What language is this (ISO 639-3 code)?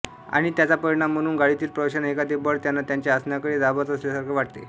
mar